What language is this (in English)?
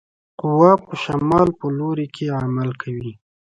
Pashto